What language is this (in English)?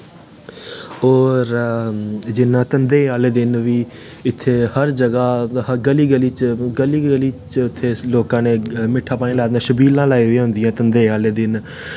Dogri